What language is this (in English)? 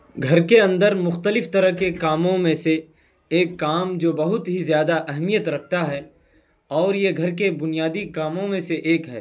Urdu